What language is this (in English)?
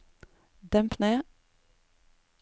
Norwegian